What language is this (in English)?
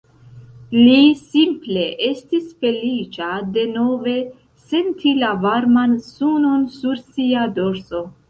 Esperanto